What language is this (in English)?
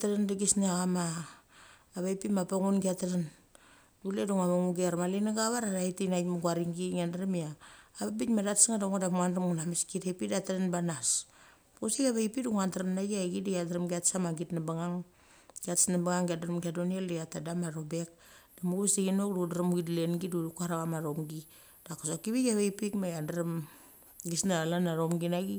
Mali